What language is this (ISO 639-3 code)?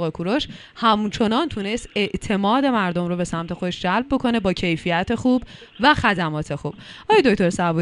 fas